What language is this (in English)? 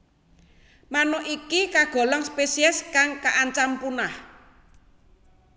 Javanese